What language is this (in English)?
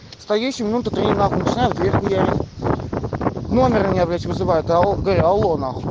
Russian